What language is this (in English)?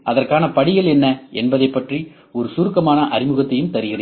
Tamil